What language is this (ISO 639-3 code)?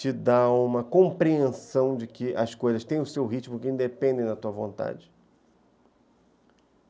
por